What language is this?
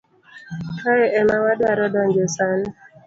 Luo (Kenya and Tanzania)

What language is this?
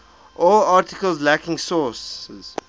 English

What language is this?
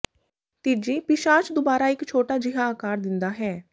Punjabi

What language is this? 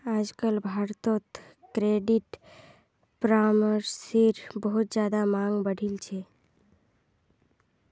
Magahi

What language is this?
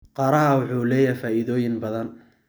Somali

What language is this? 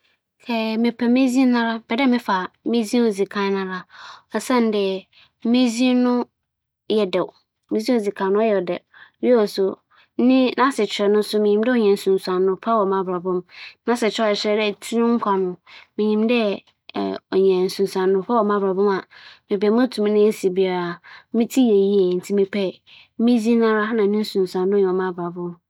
Akan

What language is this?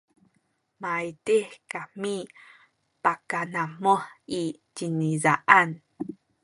Sakizaya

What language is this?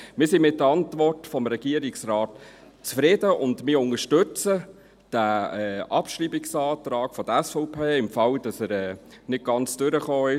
Swiss German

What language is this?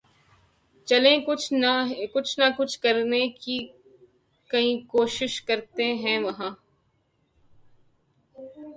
Urdu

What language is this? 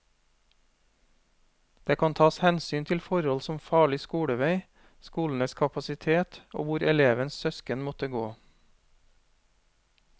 Norwegian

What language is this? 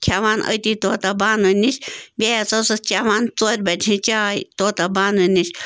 Kashmiri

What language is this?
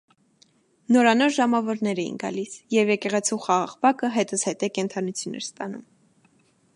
Armenian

